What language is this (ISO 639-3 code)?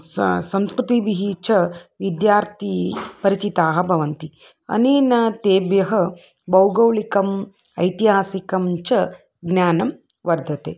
san